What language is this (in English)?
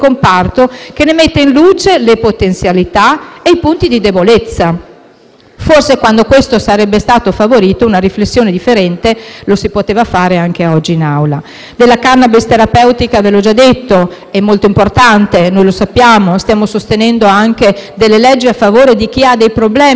Italian